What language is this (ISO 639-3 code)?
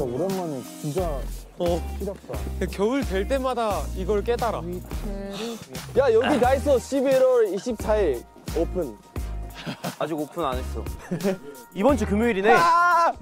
kor